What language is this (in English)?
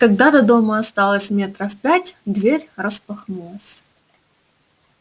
Russian